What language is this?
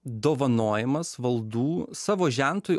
Lithuanian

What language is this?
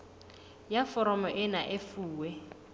Southern Sotho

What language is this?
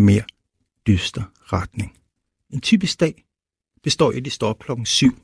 Danish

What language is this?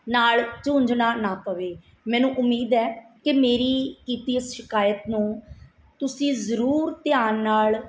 Punjabi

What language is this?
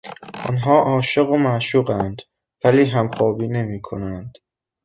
Persian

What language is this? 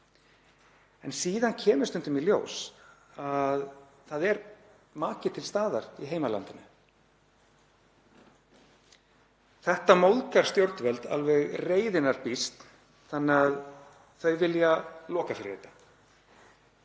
Icelandic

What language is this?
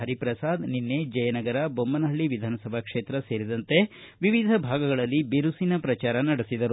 Kannada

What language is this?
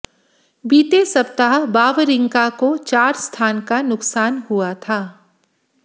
Hindi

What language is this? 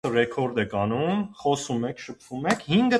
Armenian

